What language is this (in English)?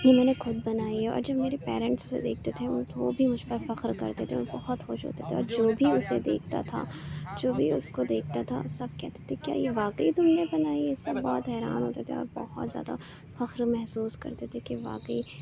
Urdu